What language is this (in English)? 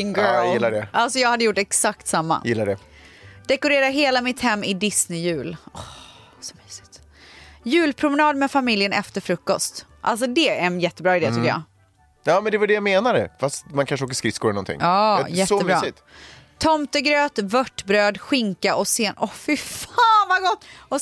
Swedish